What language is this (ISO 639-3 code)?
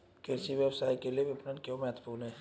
hin